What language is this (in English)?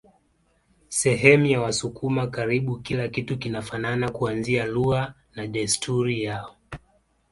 Swahili